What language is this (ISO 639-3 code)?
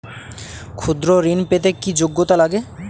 ben